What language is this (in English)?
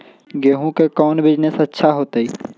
Magahi